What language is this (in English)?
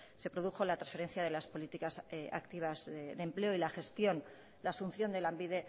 Spanish